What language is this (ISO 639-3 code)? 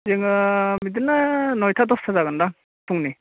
brx